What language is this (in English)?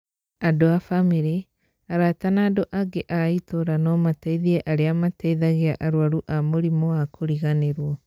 Kikuyu